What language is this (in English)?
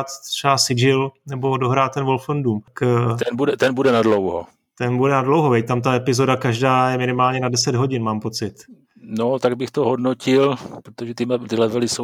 Czech